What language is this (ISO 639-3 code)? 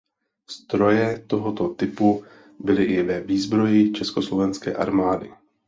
ces